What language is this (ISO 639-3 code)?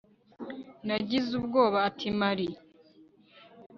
kin